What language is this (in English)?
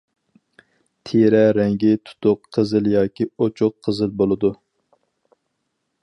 Uyghur